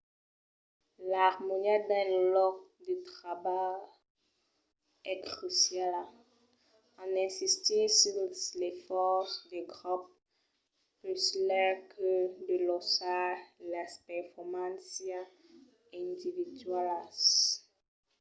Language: Occitan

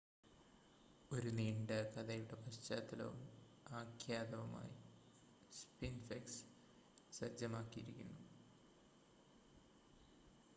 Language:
Malayalam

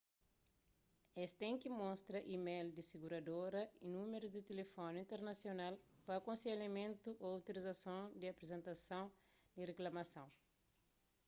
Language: Kabuverdianu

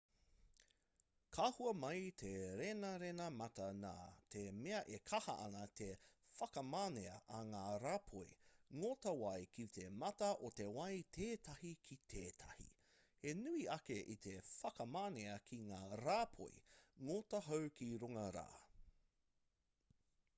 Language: Māori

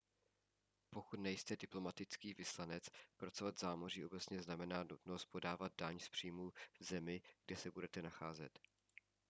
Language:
Czech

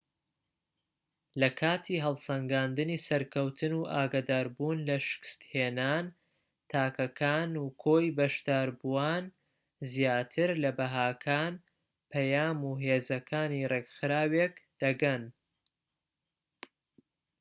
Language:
Central Kurdish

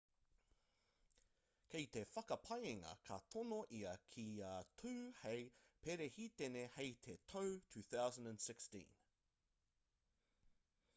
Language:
Māori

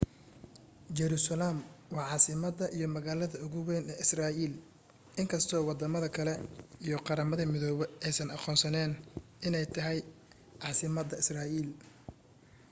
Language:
Somali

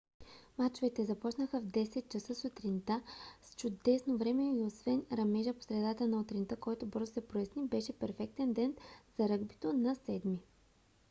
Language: Bulgarian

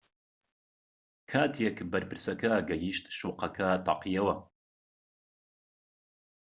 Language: Central Kurdish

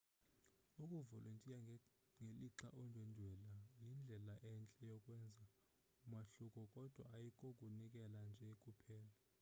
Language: Xhosa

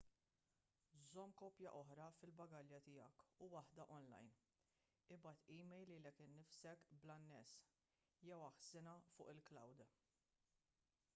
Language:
Maltese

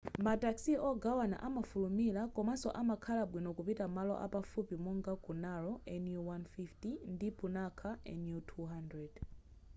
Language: Nyanja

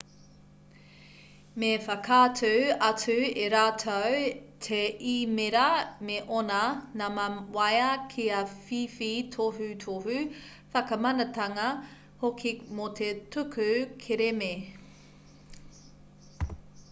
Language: Māori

